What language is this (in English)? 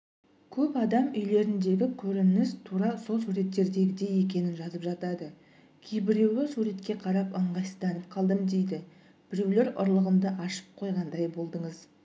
Kazakh